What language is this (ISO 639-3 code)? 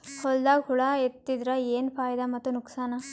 kan